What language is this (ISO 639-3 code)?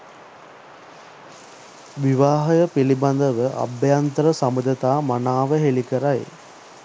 sin